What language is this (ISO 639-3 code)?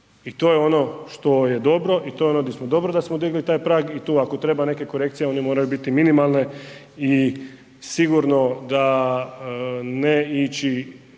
hrv